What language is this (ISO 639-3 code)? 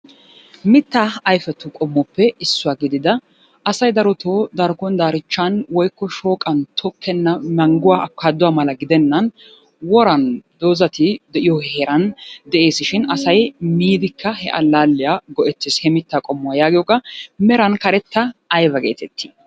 wal